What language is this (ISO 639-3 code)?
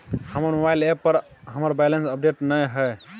mai